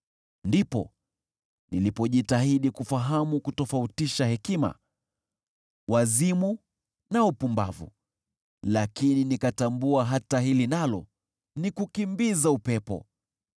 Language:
Swahili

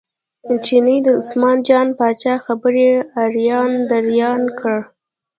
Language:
Pashto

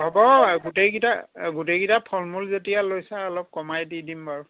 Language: Assamese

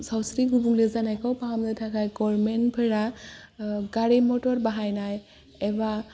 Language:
Bodo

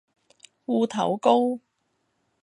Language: Cantonese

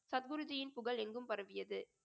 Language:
Tamil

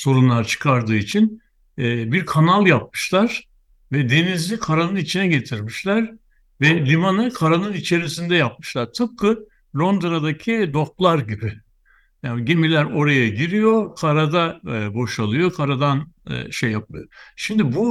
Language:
Turkish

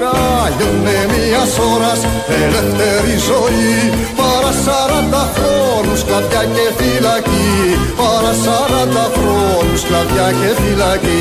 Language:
Greek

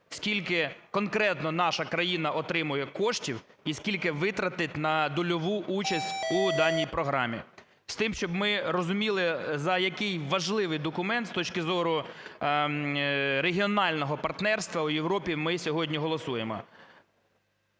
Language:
Ukrainian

